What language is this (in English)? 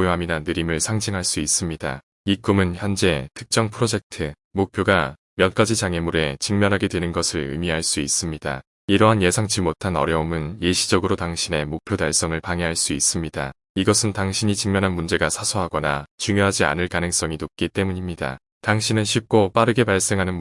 Korean